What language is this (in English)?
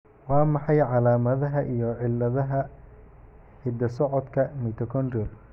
Somali